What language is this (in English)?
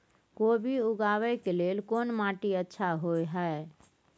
Maithili